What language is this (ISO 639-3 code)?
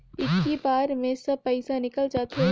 hne